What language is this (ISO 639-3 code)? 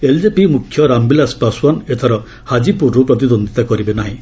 ori